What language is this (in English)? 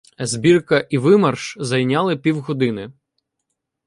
Ukrainian